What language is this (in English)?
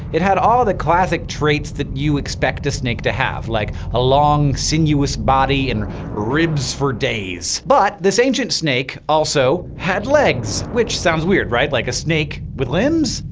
English